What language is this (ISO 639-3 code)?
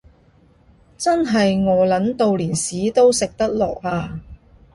yue